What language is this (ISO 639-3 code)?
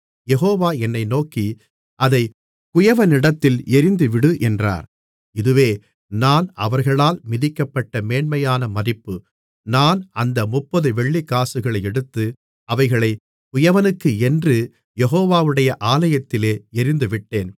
tam